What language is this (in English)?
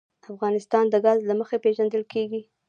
Pashto